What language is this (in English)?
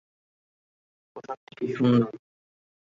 Bangla